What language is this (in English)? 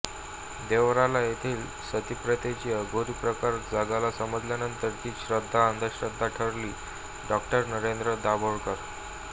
Marathi